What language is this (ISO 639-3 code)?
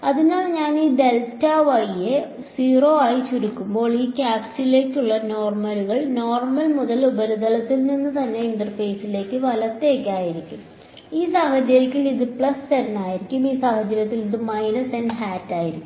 mal